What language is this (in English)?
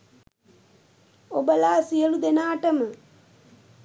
Sinhala